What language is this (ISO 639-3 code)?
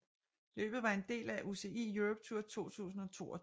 dan